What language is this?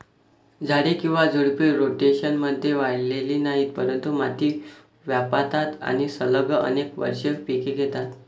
Marathi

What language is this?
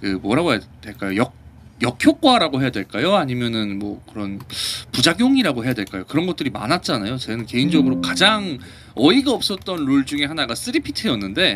Korean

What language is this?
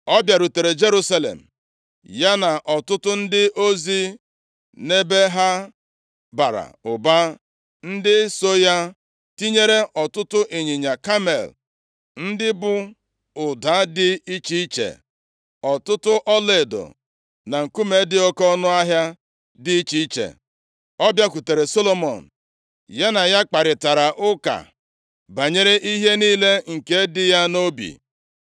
Igbo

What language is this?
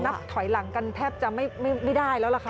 Thai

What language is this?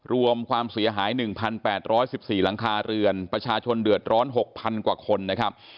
Thai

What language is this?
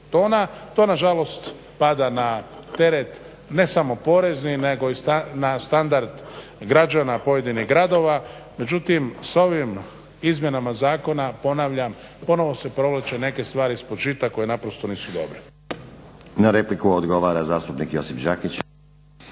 Croatian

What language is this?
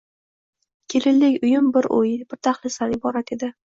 Uzbek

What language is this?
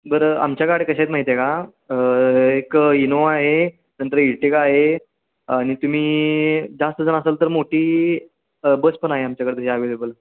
Marathi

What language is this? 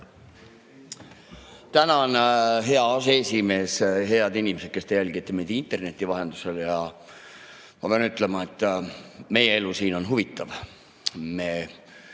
Estonian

